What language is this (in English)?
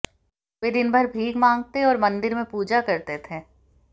Hindi